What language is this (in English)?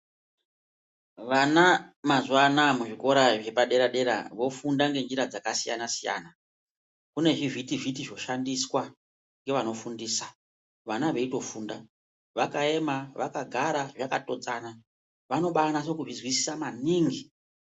Ndau